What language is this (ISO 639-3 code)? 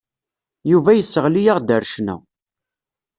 kab